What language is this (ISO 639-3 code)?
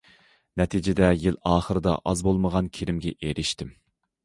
uig